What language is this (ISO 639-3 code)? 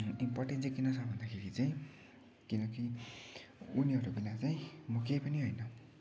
nep